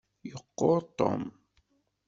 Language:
Kabyle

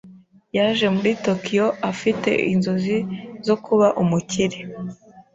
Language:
Kinyarwanda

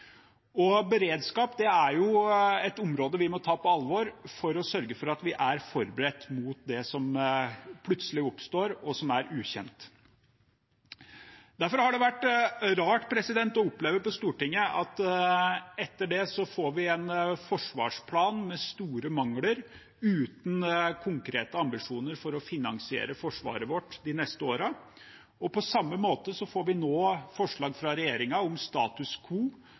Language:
Norwegian Bokmål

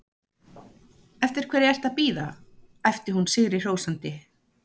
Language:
Icelandic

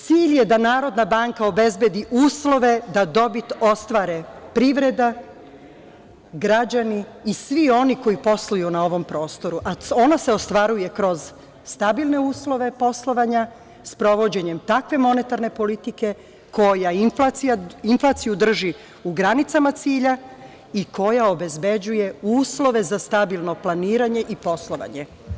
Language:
Serbian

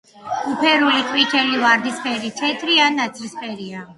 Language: Georgian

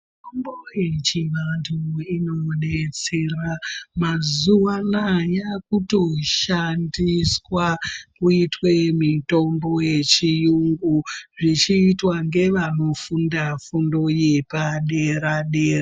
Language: Ndau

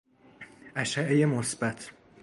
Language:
Persian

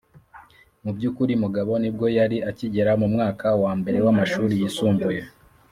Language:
Kinyarwanda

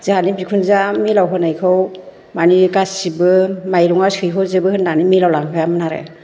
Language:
Bodo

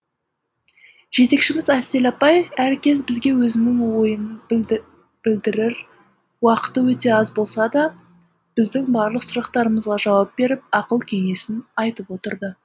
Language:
Kazakh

